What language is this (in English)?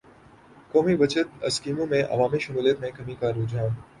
Urdu